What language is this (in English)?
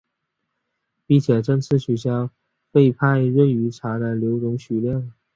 Chinese